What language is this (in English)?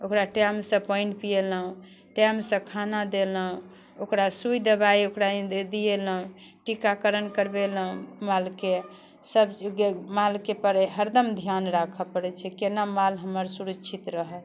Maithili